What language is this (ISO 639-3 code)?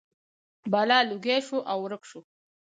pus